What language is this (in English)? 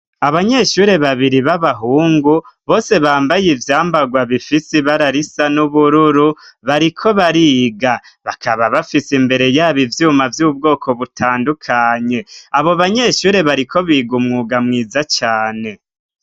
Rundi